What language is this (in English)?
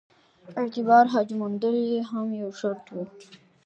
Pashto